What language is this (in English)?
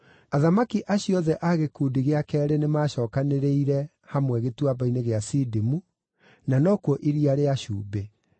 Kikuyu